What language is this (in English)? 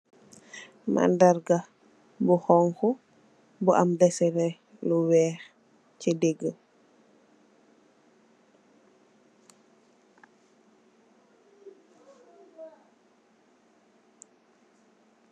Wolof